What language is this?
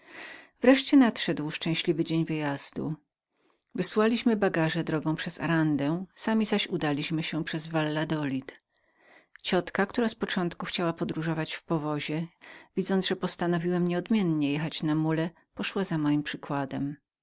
Polish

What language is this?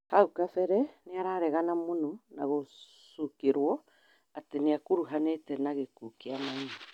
Kikuyu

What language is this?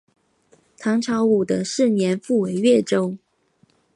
Chinese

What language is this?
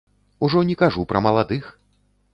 Belarusian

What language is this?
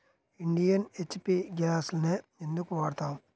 Telugu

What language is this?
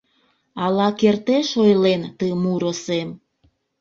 Mari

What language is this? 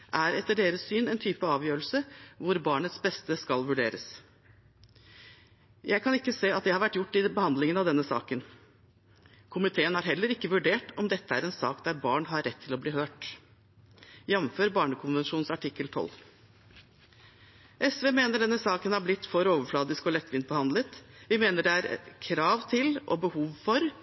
Norwegian Bokmål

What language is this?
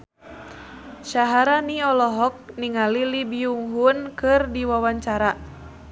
Sundanese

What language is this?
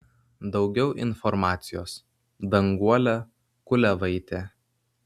Lithuanian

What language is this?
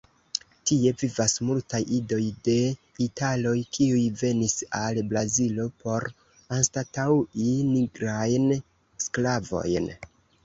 Esperanto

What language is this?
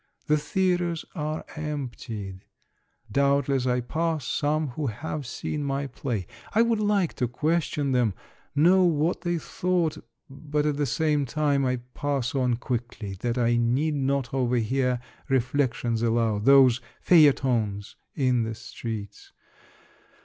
English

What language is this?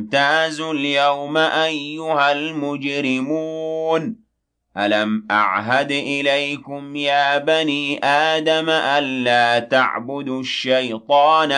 Arabic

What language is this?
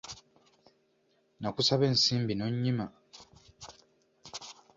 Ganda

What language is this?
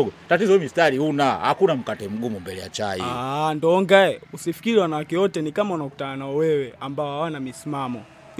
Swahili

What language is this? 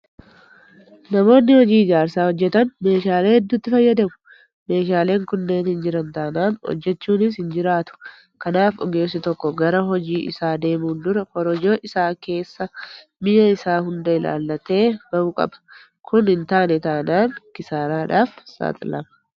Oromo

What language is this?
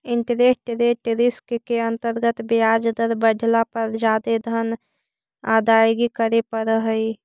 Magahi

